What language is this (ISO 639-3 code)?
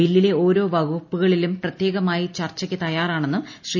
mal